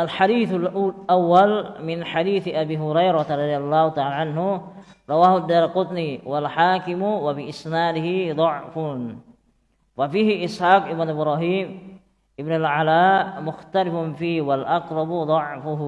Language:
Indonesian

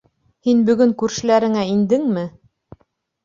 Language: Bashkir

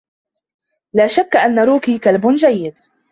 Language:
Arabic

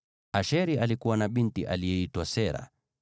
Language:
Swahili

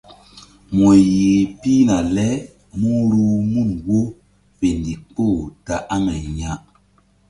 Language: Mbum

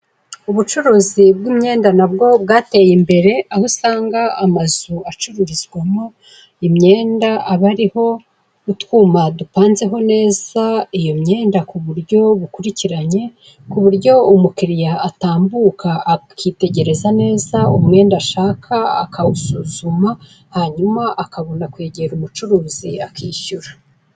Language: Kinyarwanda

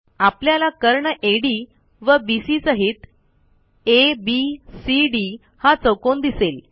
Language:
Marathi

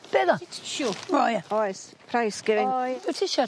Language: Welsh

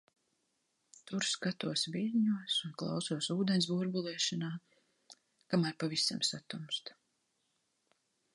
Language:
Latvian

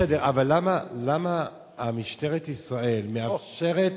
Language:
Hebrew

